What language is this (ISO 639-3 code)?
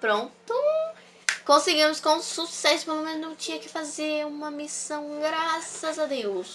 por